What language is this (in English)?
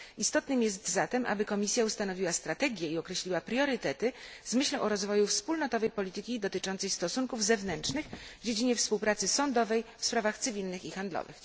Polish